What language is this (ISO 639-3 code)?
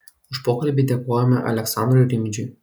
lit